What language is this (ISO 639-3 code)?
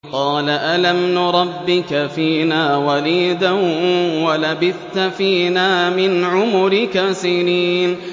ara